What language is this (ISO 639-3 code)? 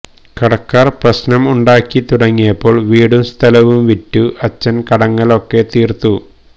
mal